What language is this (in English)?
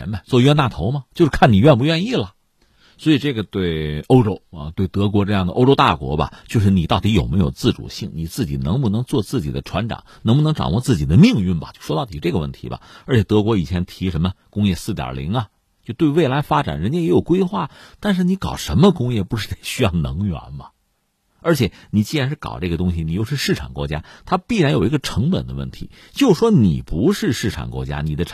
Chinese